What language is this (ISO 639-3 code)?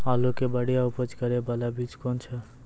mai